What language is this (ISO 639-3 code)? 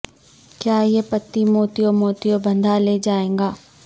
urd